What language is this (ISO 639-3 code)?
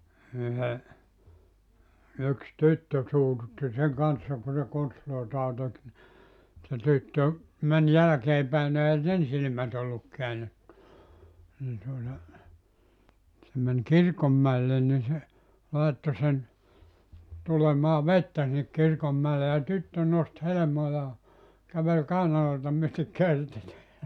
fin